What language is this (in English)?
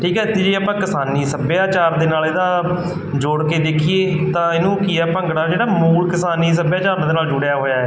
Punjabi